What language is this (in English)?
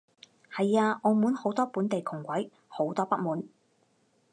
Cantonese